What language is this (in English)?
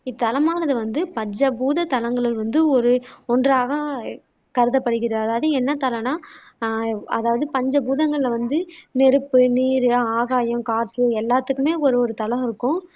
Tamil